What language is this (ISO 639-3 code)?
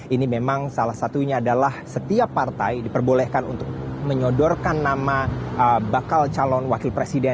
ind